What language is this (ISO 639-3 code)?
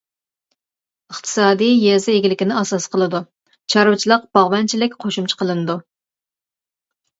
uig